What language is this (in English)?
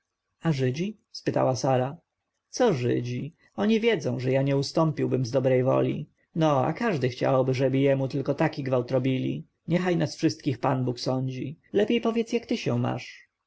Polish